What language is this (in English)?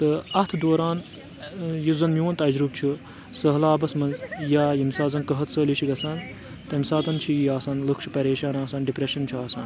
Kashmiri